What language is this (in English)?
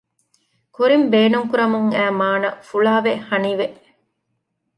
Divehi